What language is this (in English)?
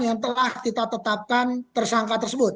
Indonesian